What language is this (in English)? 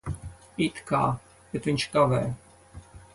Latvian